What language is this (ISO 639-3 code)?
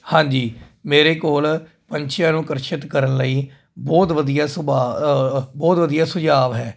pan